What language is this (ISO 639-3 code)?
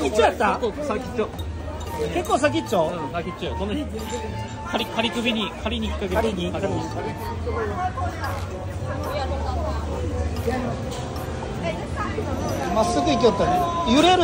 jpn